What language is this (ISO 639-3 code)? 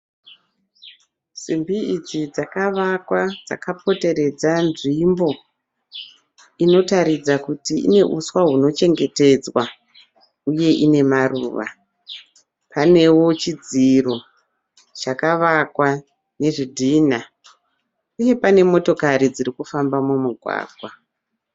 sna